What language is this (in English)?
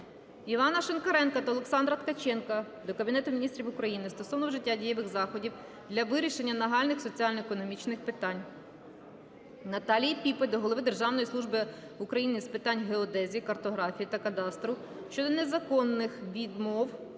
Ukrainian